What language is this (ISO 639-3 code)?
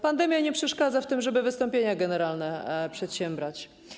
pol